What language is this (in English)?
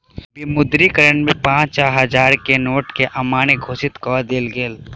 Maithili